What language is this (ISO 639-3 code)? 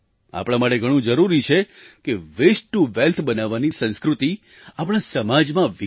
guj